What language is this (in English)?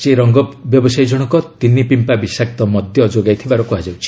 Odia